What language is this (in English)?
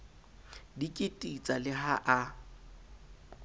Southern Sotho